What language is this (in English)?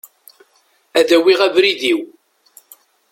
Kabyle